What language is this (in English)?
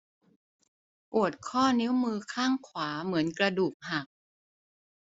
Thai